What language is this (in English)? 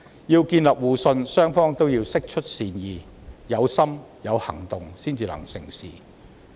Cantonese